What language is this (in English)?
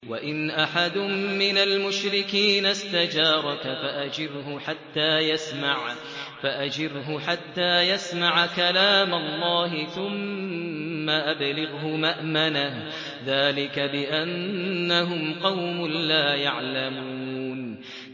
Arabic